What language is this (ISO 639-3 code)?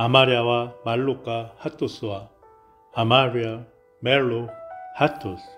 kor